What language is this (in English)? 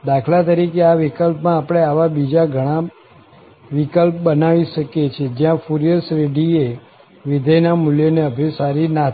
Gujarati